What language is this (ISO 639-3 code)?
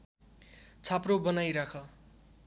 nep